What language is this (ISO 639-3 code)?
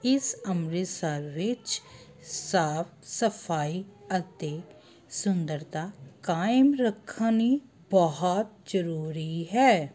pan